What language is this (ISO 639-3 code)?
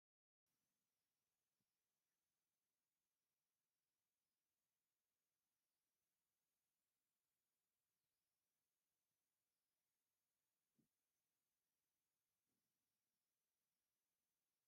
tir